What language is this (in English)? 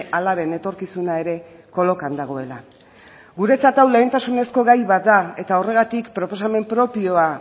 Basque